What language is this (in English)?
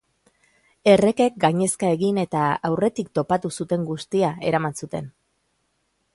Basque